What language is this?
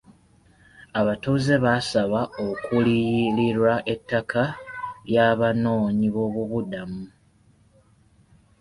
Ganda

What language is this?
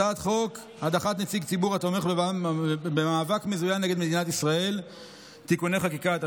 Hebrew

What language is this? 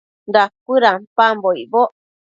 Matsés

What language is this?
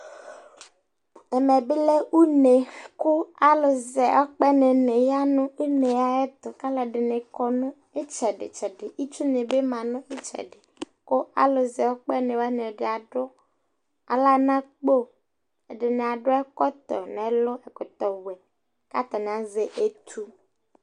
Ikposo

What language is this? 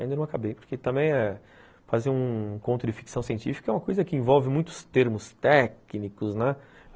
Portuguese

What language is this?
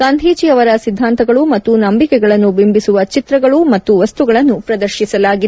Kannada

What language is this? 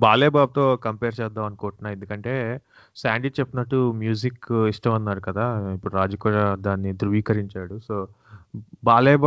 Telugu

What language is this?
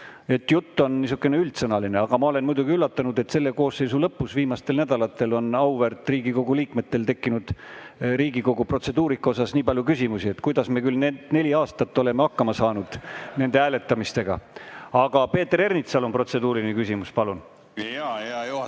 Estonian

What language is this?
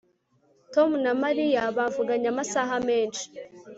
Kinyarwanda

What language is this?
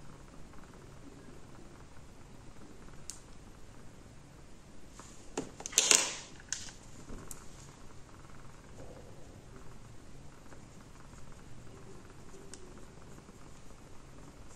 Polish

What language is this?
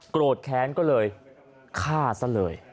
Thai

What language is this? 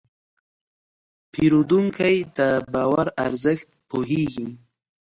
Pashto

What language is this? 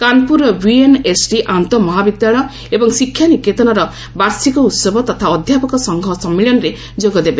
Odia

